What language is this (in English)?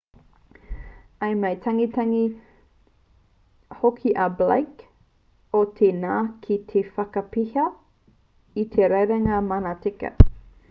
Māori